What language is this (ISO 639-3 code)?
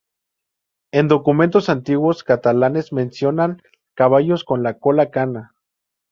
spa